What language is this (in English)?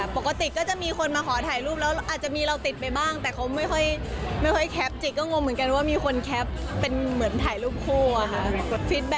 Thai